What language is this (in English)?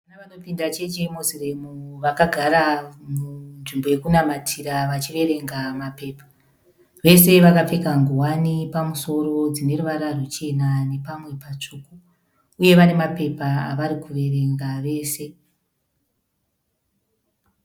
Shona